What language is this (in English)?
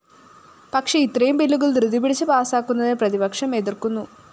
Malayalam